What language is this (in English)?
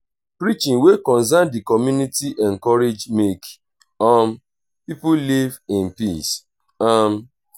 Nigerian Pidgin